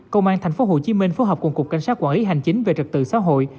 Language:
Vietnamese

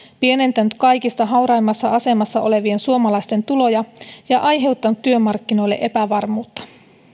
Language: Finnish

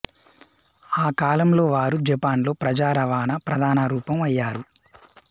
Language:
Telugu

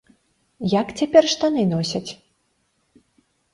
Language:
Belarusian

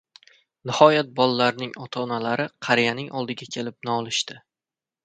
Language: Uzbek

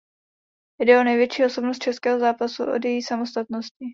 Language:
Czech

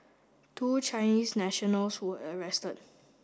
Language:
English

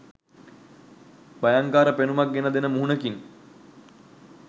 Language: Sinhala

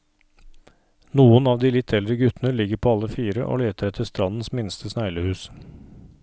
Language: Norwegian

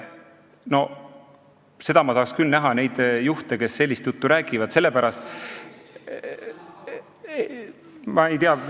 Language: Estonian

